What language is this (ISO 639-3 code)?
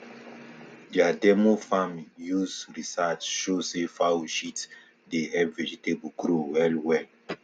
pcm